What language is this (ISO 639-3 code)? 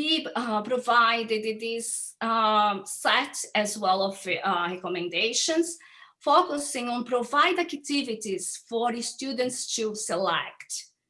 eng